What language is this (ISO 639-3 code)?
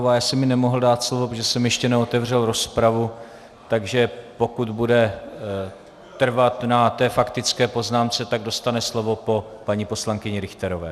ces